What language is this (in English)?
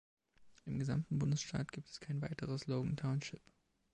German